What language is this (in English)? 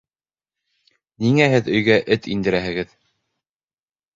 Bashkir